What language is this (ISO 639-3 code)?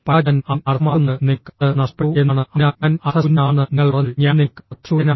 mal